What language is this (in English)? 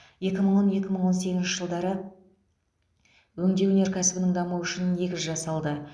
Kazakh